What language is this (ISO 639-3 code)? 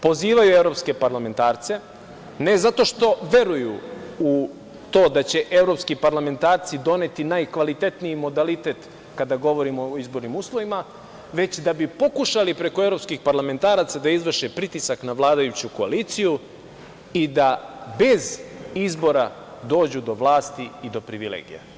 srp